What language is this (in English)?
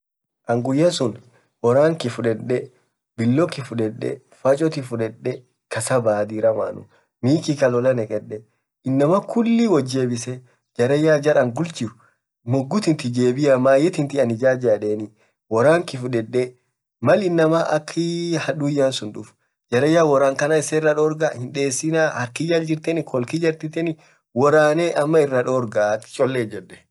Orma